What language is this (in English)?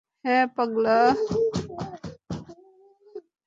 Bangla